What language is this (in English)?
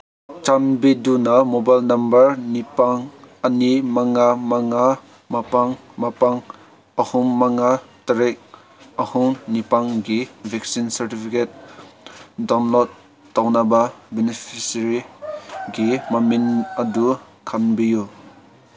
Manipuri